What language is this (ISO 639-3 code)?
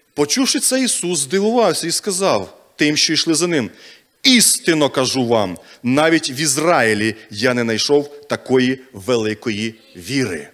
ukr